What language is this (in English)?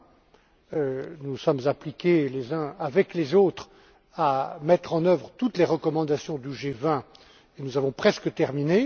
French